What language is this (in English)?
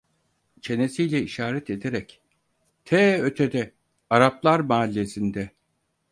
Turkish